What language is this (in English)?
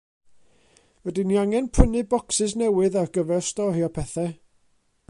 Welsh